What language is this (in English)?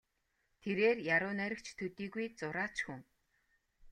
Mongolian